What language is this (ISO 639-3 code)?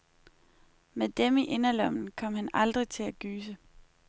dan